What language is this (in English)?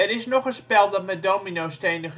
Dutch